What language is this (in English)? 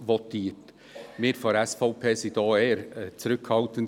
Swiss German